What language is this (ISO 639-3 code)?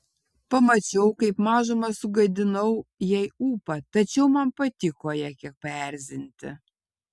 lit